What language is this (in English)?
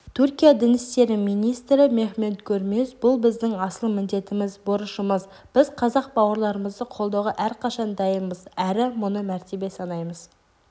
Kazakh